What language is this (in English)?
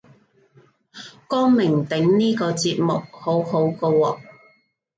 Cantonese